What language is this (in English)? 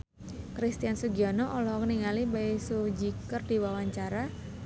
Sundanese